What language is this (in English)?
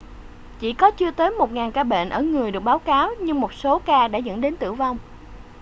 Vietnamese